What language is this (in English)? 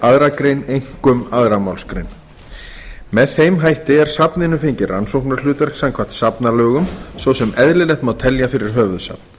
Icelandic